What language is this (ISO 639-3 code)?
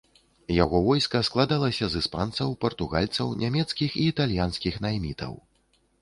bel